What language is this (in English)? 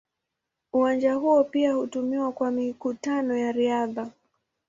Swahili